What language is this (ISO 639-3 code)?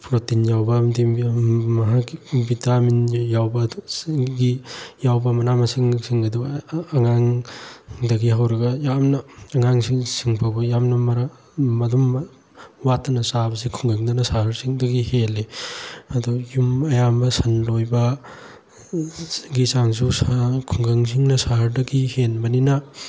mni